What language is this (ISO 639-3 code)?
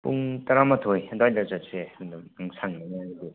mni